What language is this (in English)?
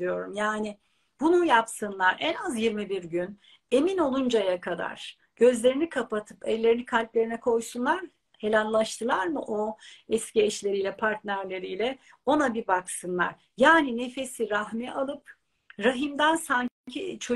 Turkish